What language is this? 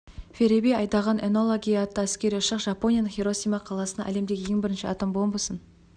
Kazakh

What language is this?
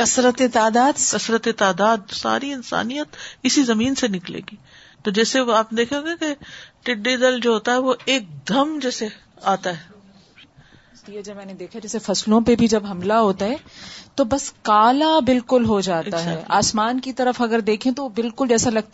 Urdu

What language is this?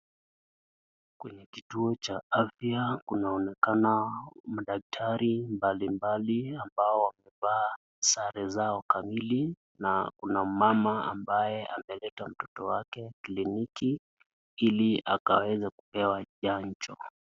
Swahili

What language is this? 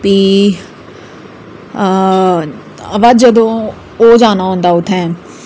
Dogri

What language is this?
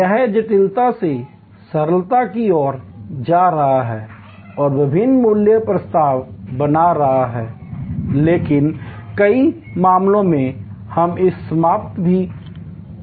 Hindi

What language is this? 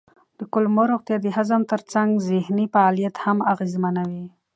Pashto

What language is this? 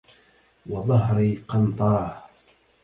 Arabic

